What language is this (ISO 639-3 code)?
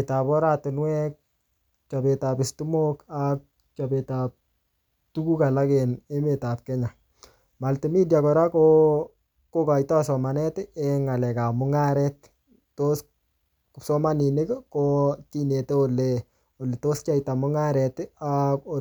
kln